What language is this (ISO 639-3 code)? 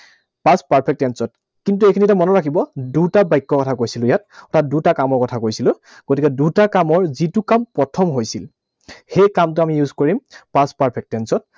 asm